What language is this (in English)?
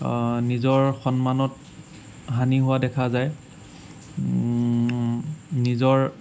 Assamese